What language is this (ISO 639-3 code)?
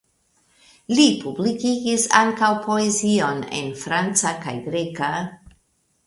epo